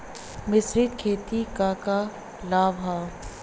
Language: Bhojpuri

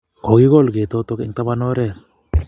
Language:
Kalenjin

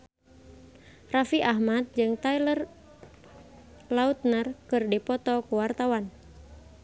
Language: Sundanese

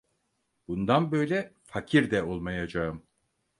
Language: Turkish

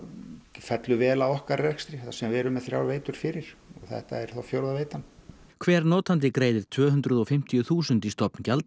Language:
Icelandic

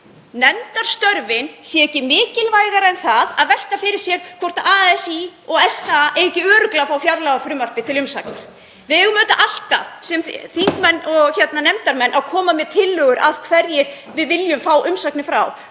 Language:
Icelandic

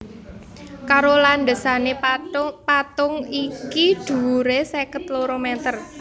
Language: Javanese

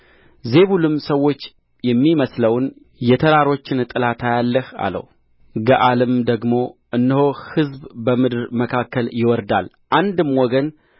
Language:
Amharic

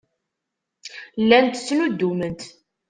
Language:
Kabyle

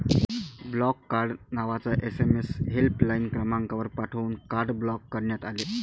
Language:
Marathi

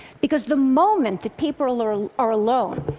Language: English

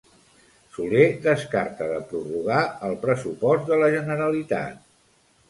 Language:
Catalan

